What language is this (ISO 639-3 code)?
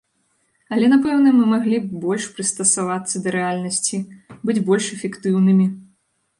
bel